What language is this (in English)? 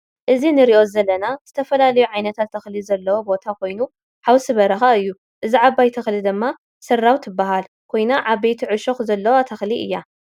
Tigrinya